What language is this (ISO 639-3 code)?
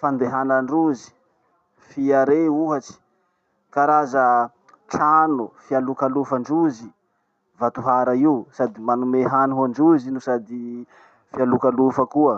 msh